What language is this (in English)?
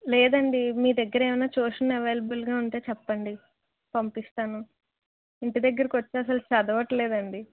Telugu